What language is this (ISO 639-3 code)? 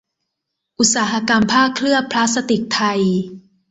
tha